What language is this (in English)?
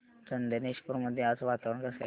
Marathi